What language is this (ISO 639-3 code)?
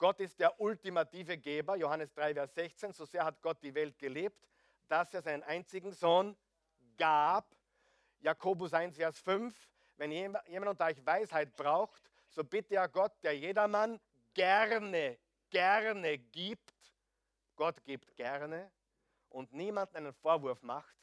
deu